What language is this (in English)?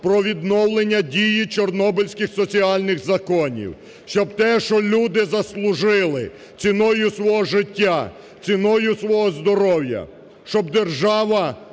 Ukrainian